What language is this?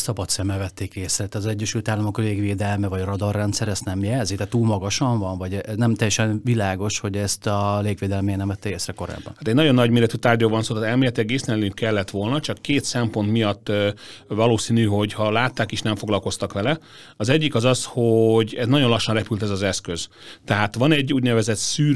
Hungarian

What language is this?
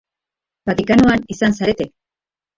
Basque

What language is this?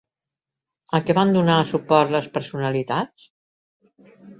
Catalan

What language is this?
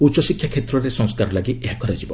Odia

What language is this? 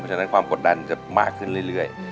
Thai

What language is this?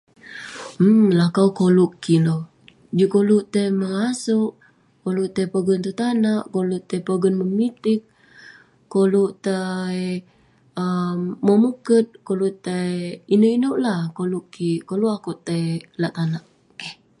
Western Penan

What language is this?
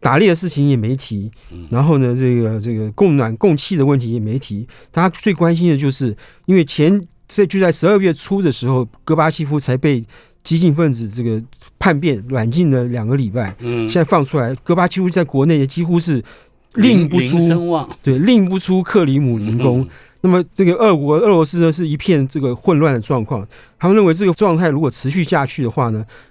Chinese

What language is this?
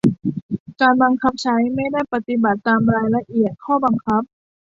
Thai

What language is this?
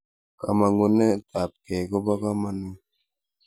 Kalenjin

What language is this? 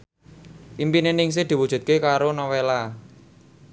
Javanese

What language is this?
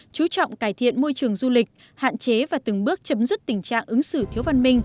Vietnamese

